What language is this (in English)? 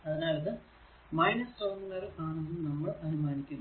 Malayalam